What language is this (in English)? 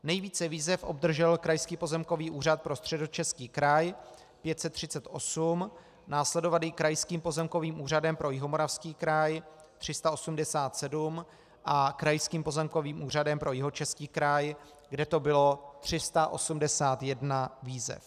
Czech